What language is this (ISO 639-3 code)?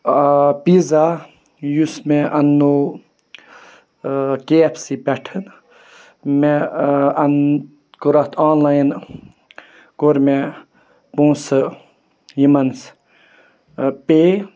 kas